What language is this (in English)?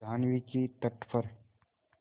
Hindi